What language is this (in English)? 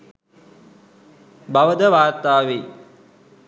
Sinhala